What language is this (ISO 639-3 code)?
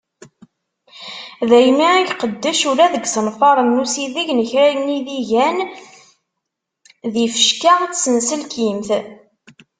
kab